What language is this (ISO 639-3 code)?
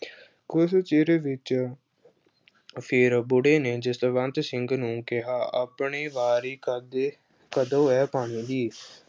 pan